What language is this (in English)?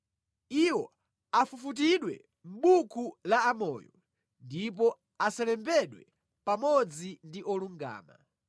Nyanja